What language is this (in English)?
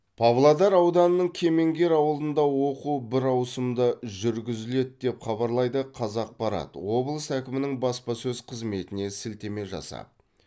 Kazakh